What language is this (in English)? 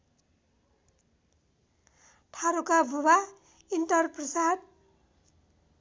Nepali